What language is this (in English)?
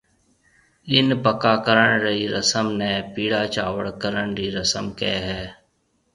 Marwari (Pakistan)